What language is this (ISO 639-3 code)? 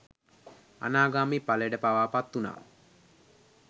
sin